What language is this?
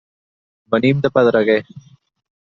Catalan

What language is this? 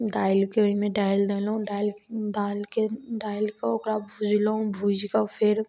Maithili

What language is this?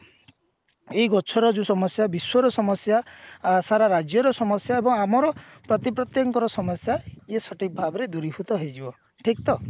Odia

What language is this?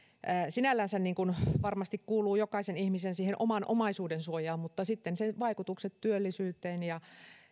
Finnish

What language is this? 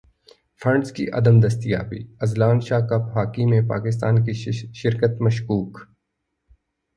Urdu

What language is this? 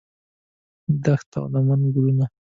Pashto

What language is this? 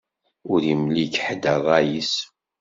Kabyle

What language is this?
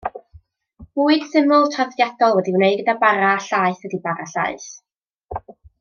Welsh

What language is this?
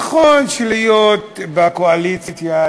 Hebrew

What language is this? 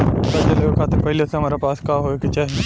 Bhojpuri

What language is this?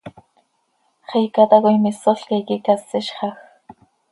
Seri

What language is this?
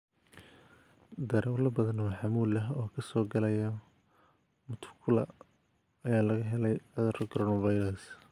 Somali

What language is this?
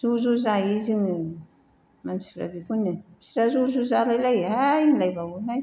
Bodo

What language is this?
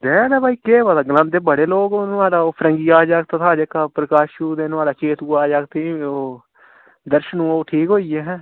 Dogri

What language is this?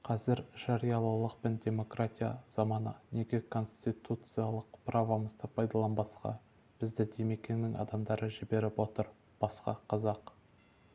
Kazakh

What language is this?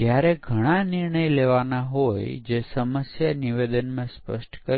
Gujarati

